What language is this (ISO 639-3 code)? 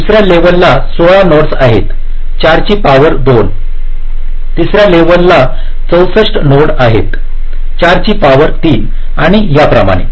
mar